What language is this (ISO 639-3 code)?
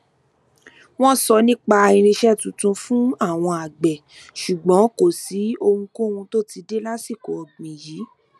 yor